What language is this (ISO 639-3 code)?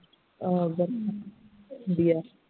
pan